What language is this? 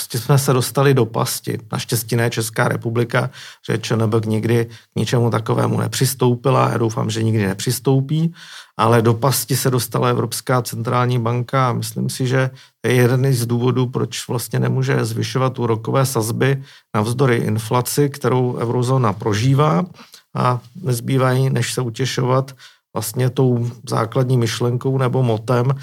Czech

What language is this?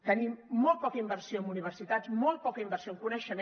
Catalan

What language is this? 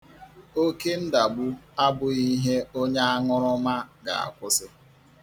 Igbo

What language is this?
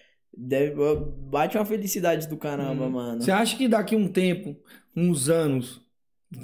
Portuguese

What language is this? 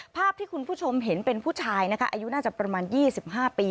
Thai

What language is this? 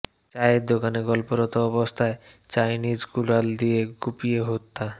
Bangla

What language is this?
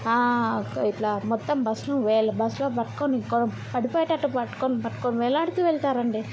Telugu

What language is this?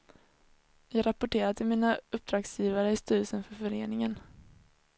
Swedish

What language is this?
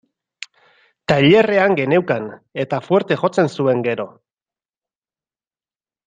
Basque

